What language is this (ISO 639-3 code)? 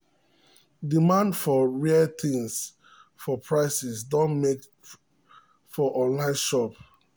pcm